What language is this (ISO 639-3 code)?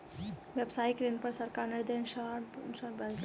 mai